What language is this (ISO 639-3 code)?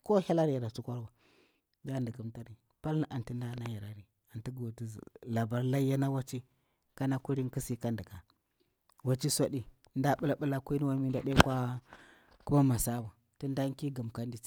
bwr